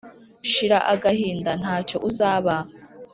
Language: Kinyarwanda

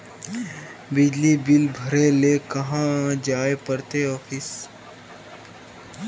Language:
Magahi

